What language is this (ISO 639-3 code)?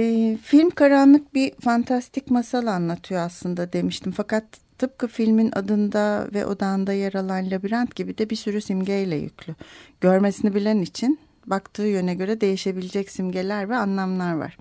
tur